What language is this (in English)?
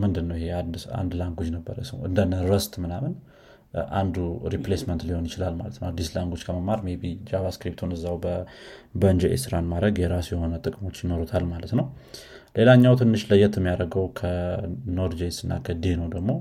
Amharic